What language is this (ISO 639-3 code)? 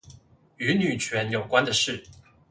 zho